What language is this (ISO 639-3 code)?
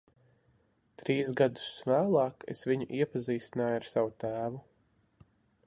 lav